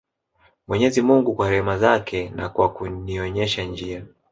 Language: Swahili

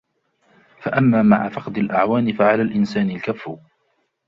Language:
Arabic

